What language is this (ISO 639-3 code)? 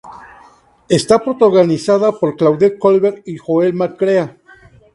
spa